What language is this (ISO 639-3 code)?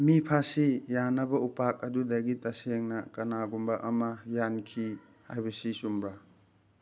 mni